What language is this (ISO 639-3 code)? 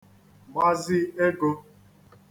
ibo